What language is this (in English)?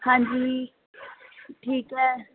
Punjabi